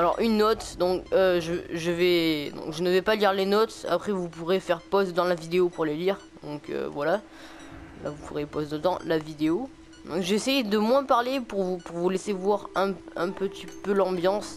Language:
French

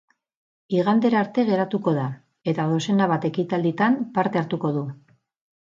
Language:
Basque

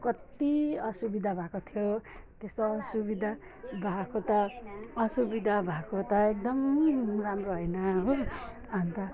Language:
Nepali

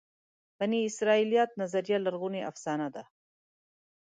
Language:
Pashto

